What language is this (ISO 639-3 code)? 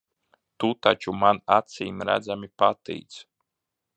lav